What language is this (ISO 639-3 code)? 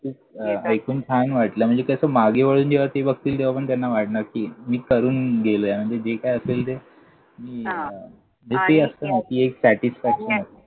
mar